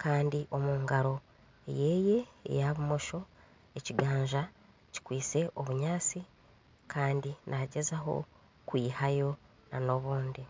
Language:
Nyankole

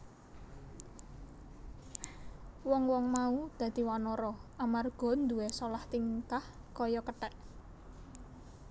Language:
Javanese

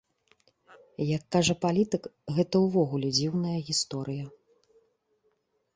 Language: Belarusian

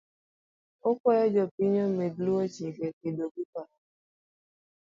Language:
Luo (Kenya and Tanzania)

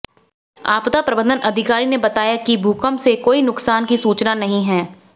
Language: Hindi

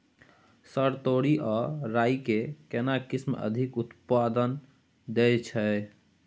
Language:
Maithili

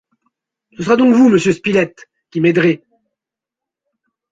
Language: French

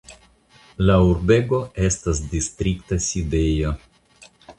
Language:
Esperanto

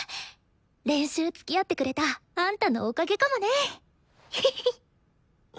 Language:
Japanese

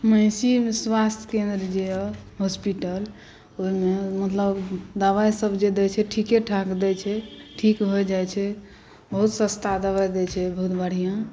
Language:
Maithili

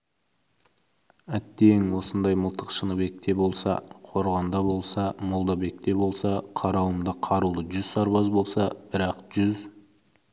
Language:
Kazakh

